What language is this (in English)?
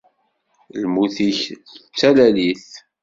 Kabyle